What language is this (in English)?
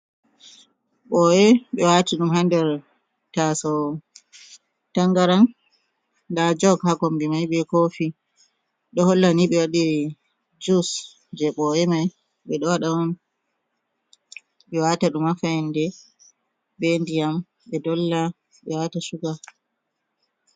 Fula